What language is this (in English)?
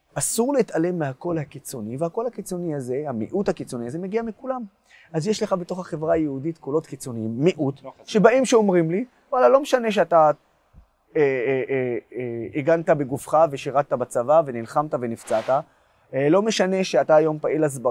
Hebrew